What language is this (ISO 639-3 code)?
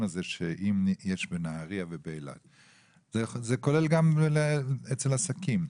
heb